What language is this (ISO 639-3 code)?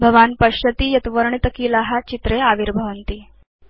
san